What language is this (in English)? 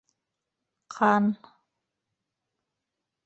Bashkir